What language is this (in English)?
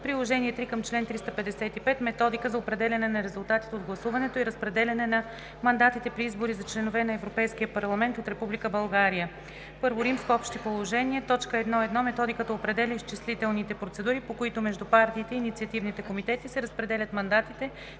Bulgarian